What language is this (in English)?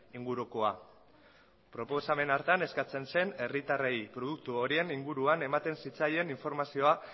Basque